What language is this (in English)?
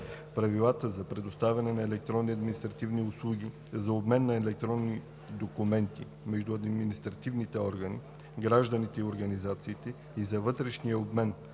Bulgarian